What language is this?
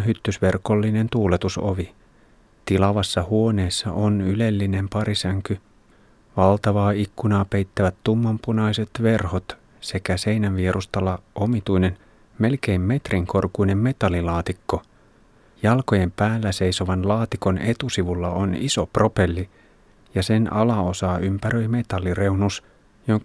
Finnish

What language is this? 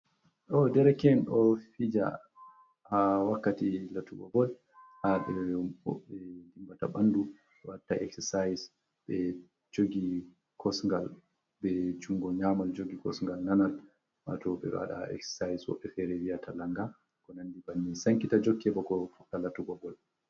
Fula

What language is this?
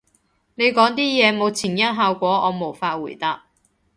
Cantonese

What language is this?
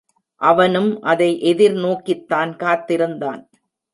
Tamil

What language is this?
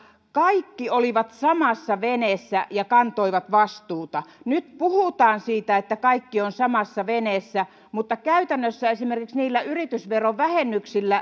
Finnish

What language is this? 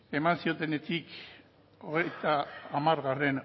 Basque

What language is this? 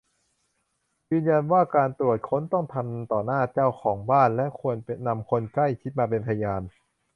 Thai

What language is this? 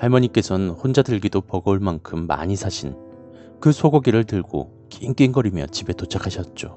Korean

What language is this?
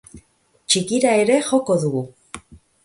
Basque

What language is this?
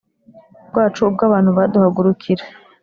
Kinyarwanda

